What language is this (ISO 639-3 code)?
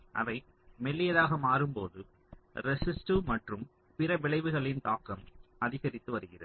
tam